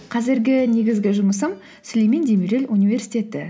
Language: Kazakh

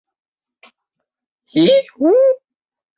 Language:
Chinese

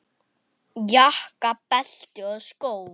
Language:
Icelandic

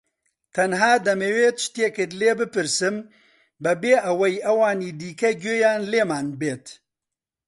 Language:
Central Kurdish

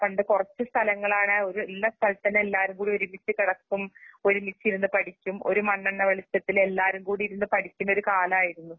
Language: Malayalam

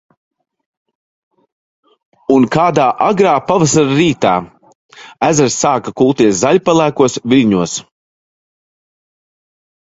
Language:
Latvian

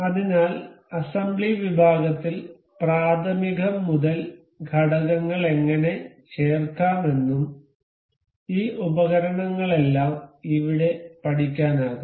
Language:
Malayalam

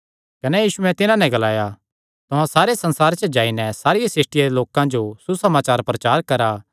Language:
Kangri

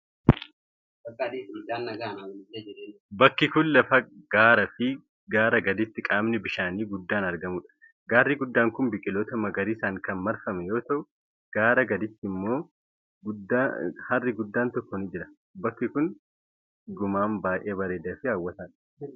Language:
Oromo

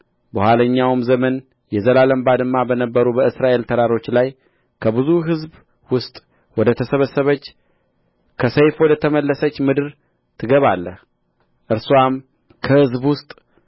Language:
Amharic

